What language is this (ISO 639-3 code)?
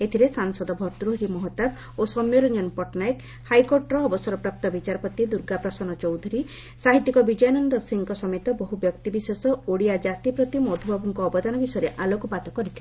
ori